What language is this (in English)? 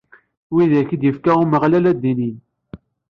Kabyle